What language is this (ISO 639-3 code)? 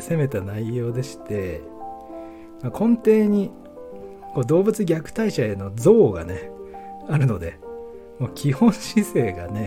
jpn